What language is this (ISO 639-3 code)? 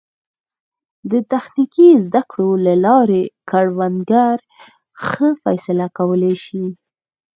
pus